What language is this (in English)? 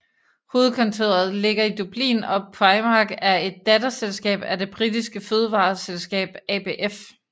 Danish